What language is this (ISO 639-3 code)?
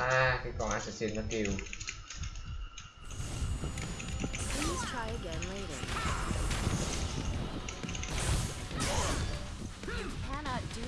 vie